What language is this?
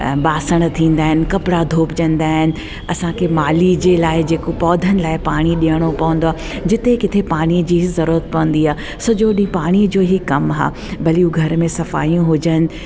Sindhi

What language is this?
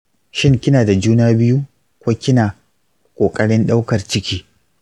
Hausa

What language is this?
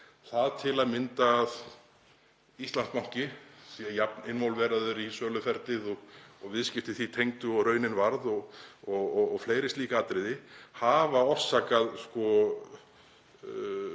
Icelandic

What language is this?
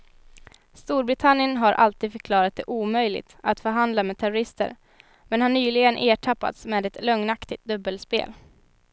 Swedish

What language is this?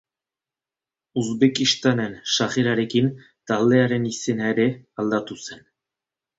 Basque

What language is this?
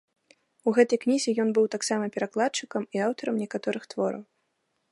Belarusian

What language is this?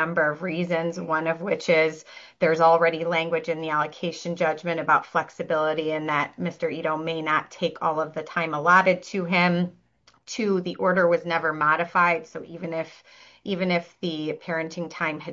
English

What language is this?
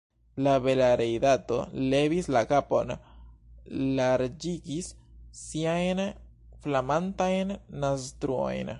Esperanto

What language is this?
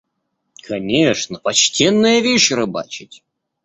Russian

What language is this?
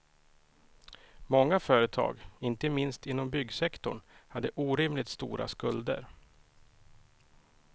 Swedish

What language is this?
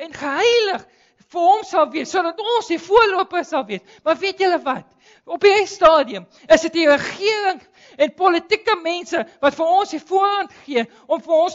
Dutch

